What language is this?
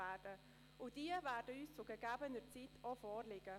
Swiss German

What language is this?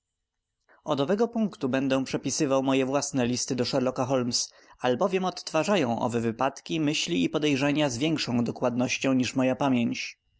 Polish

